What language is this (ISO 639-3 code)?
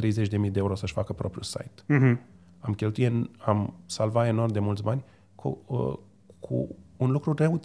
ron